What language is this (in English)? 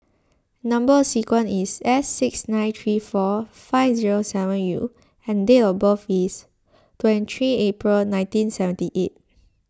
English